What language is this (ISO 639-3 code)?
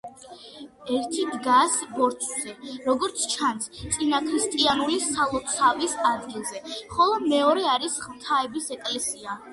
kat